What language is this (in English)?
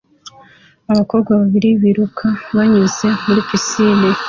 Kinyarwanda